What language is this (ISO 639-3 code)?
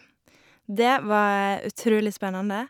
nor